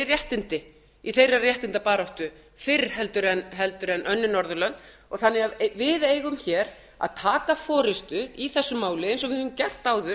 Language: Icelandic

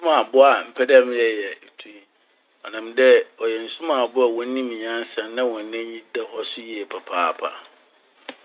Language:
Akan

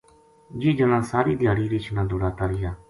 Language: Gujari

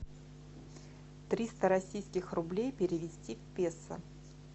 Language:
Russian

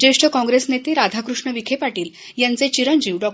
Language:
Marathi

